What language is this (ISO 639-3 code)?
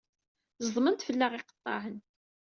kab